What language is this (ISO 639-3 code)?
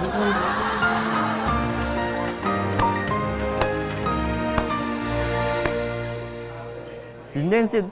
kor